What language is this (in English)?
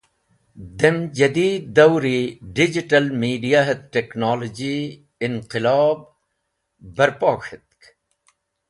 Wakhi